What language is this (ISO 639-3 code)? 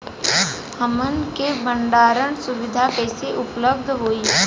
bho